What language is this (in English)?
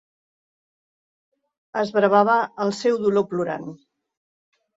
Catalan